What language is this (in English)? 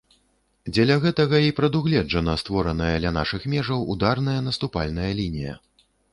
Belarusian